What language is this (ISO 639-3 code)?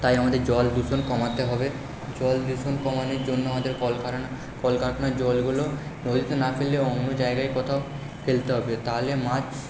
ben